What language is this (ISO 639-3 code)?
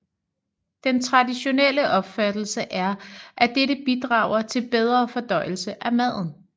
dan